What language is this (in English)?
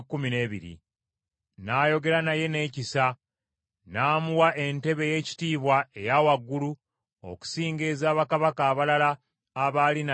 Ganda